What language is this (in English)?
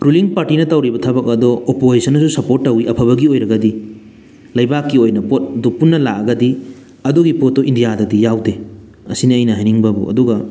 Manipuri